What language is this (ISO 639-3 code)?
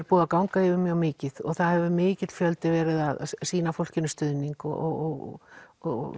isl